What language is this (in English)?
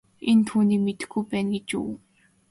Mongolian